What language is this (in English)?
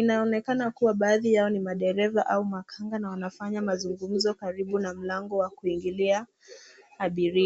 Swahili